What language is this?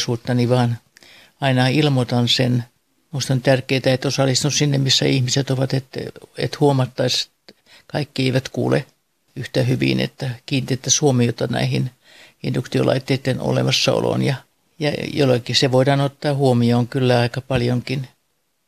Finnish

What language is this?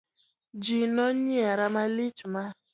Luo (Kenya and Tanzania)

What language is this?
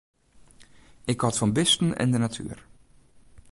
Western Frisian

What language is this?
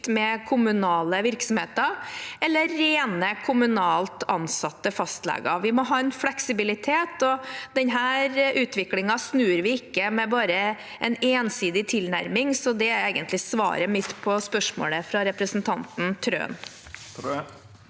Norwegian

